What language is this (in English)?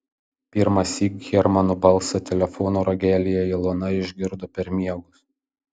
Lithuanian